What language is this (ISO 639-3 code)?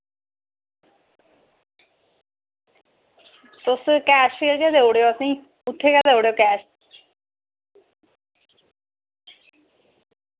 doi